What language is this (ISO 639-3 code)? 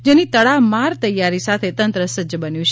guj